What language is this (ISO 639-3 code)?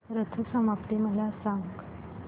mar